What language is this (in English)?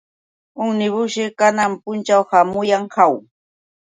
Yauyos Quechua